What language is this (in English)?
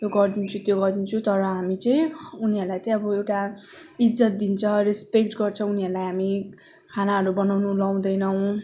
Nepali